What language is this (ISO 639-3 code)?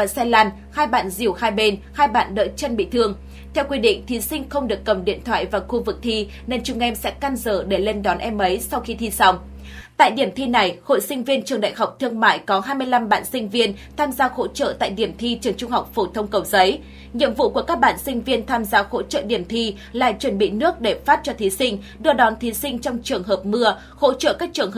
vie